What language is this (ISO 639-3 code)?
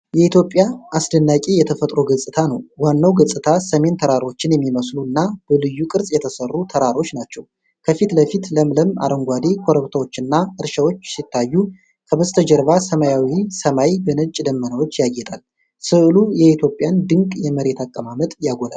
amh